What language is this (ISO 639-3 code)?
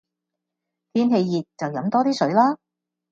yue